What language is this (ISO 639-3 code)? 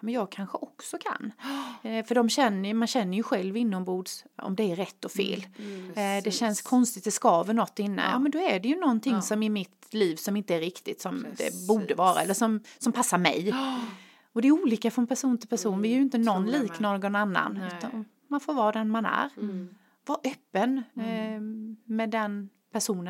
swe